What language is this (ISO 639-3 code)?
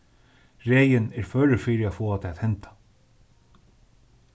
fao